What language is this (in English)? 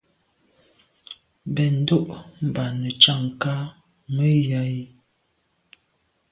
Medumba